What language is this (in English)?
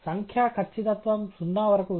Telugu